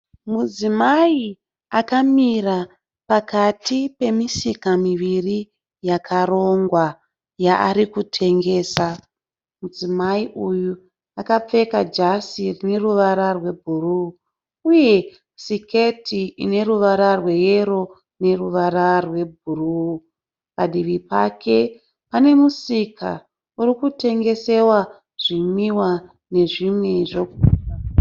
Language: Shona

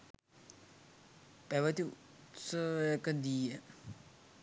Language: Sinhala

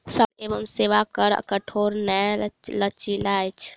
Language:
Maithili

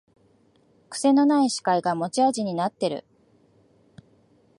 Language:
Japanese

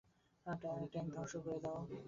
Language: Bangla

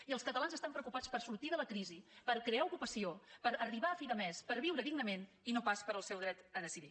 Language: Catalan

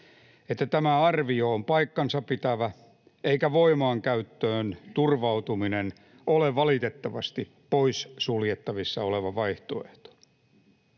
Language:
Finnish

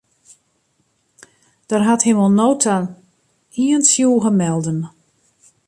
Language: Western Frisian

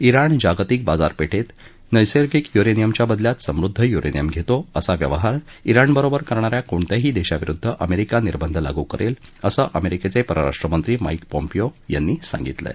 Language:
Marathi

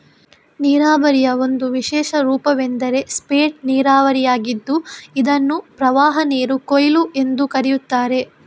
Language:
Kannada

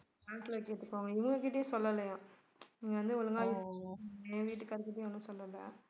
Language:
Tamil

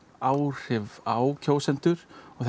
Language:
Icelandic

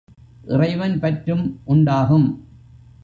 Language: Tamil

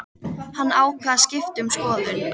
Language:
Icelandic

